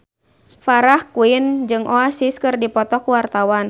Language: Sundanese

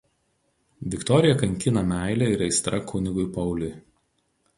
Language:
Lithuanian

